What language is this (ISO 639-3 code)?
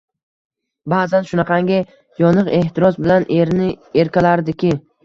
uzb